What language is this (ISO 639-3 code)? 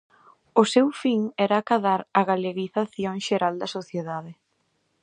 glg